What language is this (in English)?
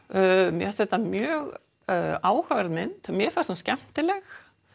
Icelandic